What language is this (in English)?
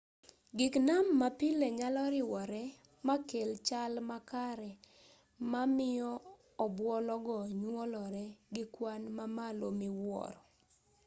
Luo (Kenya and Tanzania)